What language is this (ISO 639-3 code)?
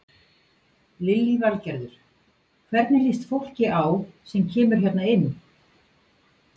isl